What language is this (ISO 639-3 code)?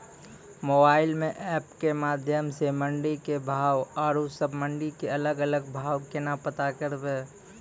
mai